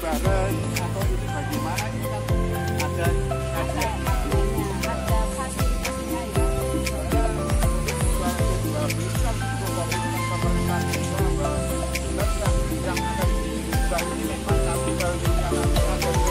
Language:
Indonesian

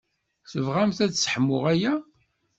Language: Kabyle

